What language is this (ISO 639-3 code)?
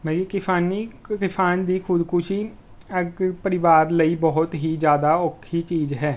pan